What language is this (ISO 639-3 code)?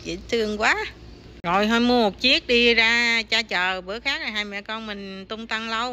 vie